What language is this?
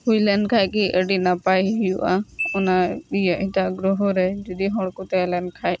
Santali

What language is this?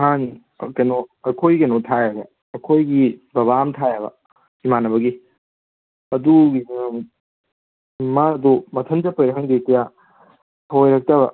Manipuri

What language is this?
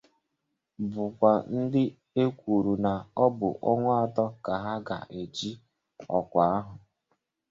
Igbo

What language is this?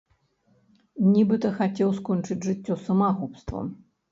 Belarusian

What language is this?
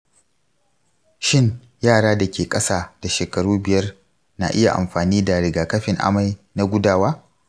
Hausa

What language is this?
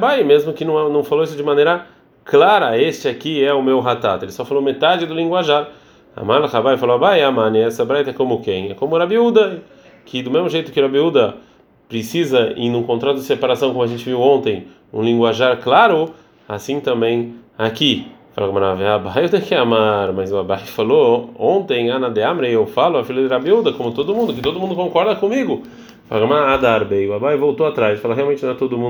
Portuguese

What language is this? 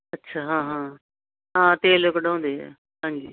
Punjabi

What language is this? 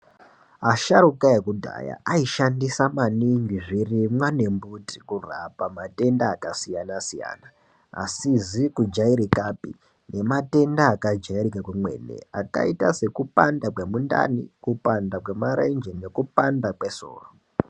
Ndau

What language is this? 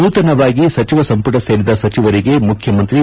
Kannada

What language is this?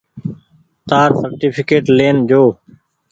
Goaria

